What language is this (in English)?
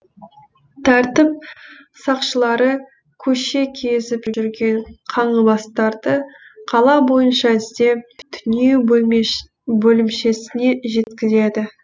Kazakh